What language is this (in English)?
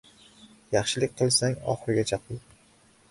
Uzbek